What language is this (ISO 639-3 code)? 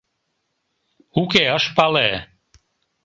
chm